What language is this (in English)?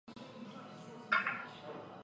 Chinese